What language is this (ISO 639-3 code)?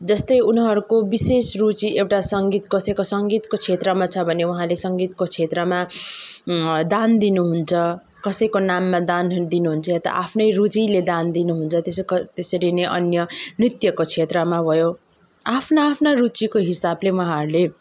nep